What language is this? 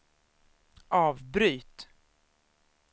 Swedish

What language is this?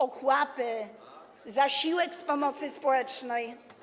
Polish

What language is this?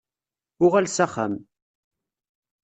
Kabyle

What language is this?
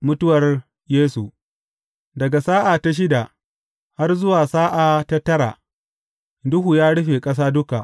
Hausa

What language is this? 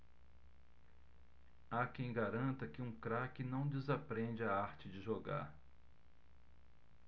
Portuguese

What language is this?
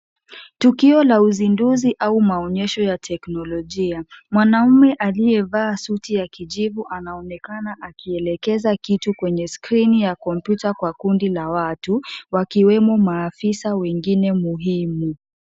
Swahili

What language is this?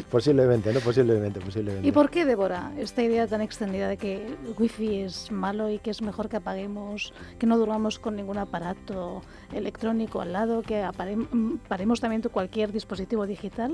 Spanish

